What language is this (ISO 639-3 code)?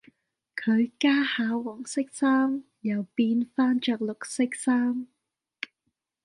yue